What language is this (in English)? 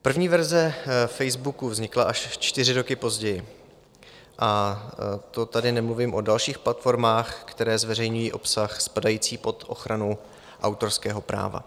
Czech